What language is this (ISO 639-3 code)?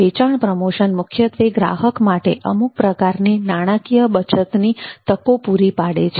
guj